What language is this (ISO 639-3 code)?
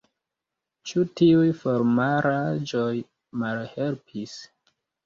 epo